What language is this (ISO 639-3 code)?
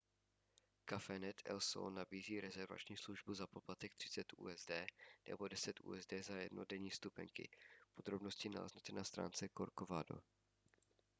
ces